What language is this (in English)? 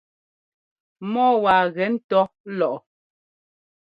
Ngomba